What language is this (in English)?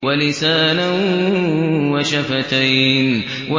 Arabic